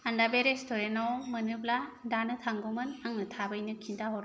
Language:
Bodo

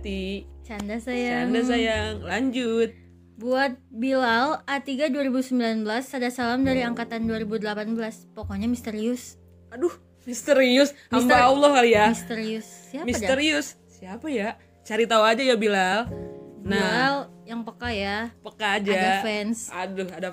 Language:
Indonesian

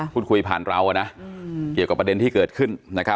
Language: Thai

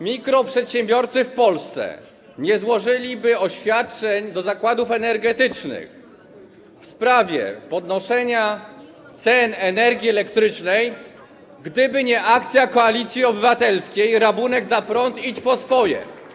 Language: Polish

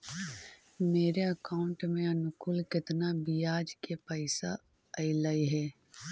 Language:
Magahi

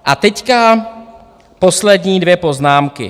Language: Czech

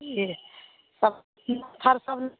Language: Maithili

